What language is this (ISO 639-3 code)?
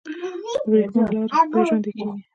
pus